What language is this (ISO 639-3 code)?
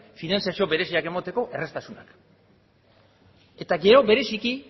eus